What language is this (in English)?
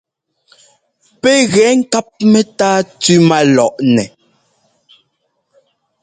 Ngomba